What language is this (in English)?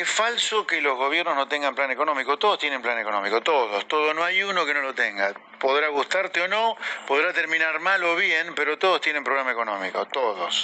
Spanish